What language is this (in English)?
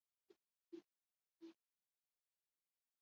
Basque